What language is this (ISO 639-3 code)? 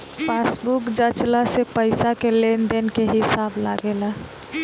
bho